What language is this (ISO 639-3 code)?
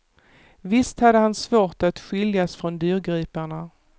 swe